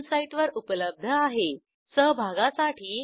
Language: Marathi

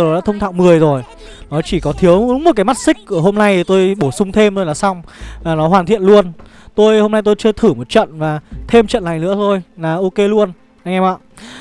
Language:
Vietnamese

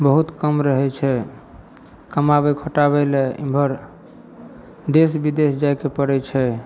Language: Maithili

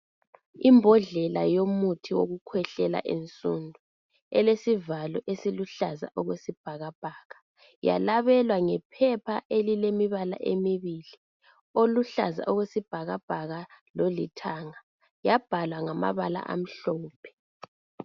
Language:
North Ndebele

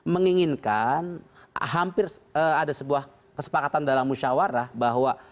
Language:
Indonesian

